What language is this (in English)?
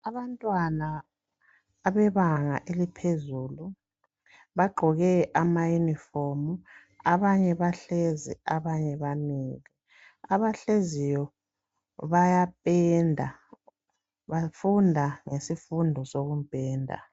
North Ndebele